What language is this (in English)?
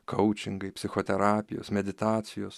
Lithuanian